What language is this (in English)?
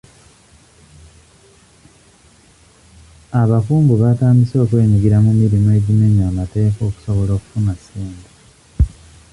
Ganda